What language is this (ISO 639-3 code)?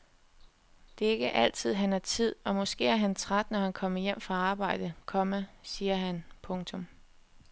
dan